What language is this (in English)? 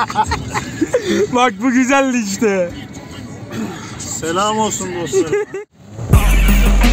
Turkish